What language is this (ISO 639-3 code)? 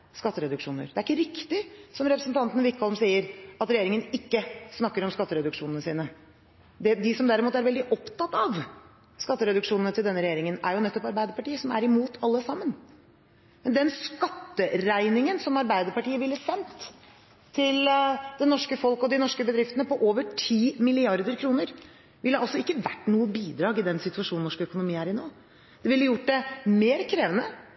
nob